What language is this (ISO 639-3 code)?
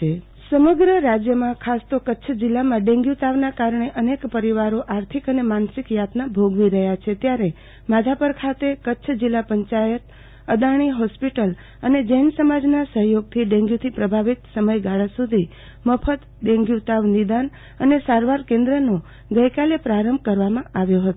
guj